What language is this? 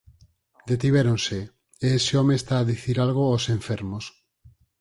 Galician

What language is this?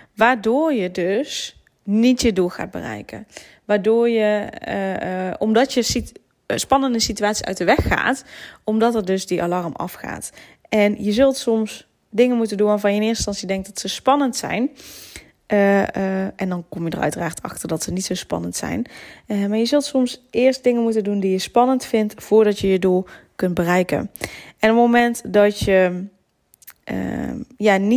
Dutch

